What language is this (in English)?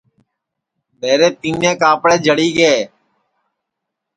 Sansi